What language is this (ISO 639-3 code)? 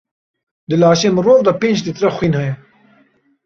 kur